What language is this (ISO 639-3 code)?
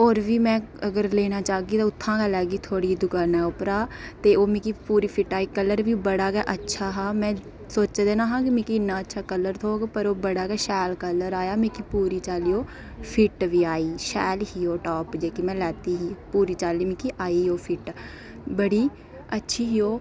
doi